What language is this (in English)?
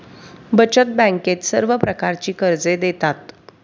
Marathi